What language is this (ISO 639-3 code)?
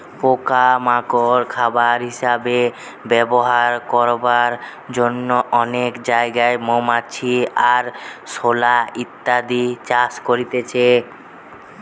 ben